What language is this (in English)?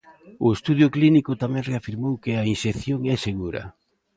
Galician